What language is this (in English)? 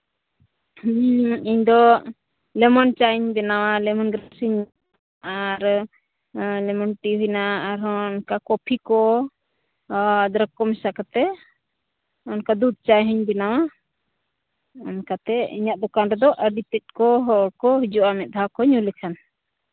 Santali